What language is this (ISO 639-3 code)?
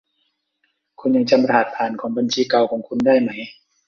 tha